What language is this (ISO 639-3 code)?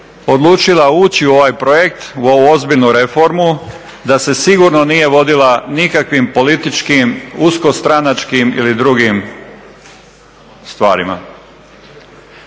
hrv